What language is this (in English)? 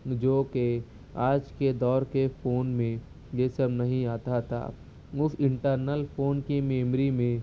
Urdu